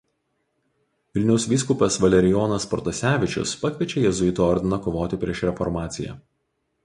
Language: Lithuanian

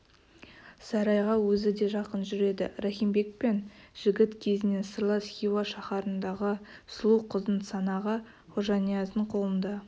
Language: Kazakh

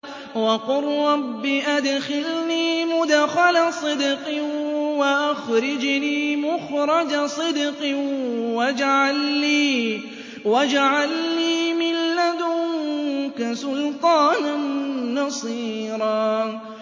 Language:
Arabic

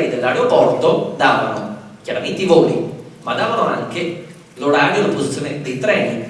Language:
Italian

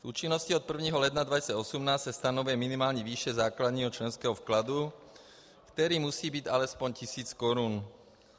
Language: Czech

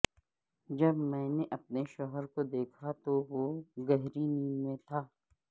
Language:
Urdu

